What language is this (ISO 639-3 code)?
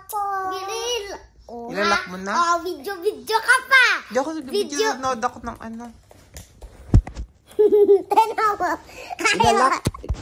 fil